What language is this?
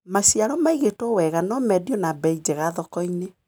Kikuyu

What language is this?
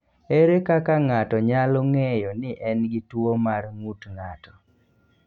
Luo (Kenya and Tanzania)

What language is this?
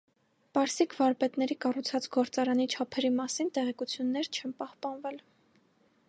Armenian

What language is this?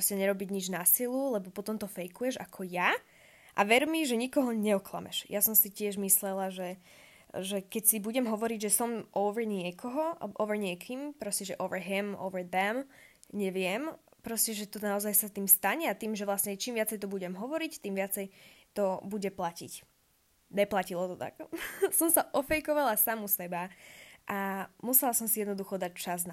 Slovak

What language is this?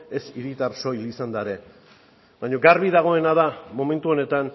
Basque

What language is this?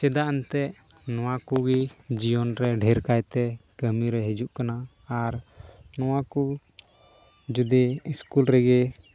Santali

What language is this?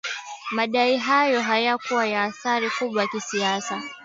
Swahili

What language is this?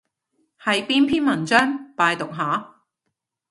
Cantonese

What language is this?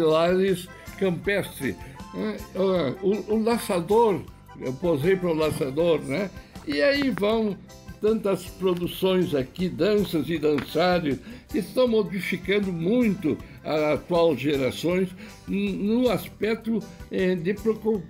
Portuguese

